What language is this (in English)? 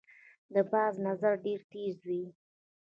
Pashto